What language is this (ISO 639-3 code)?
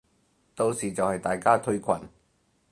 yue